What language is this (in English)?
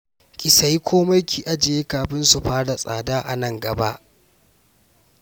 Hausa